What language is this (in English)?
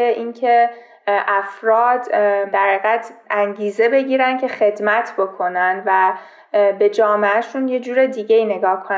Persian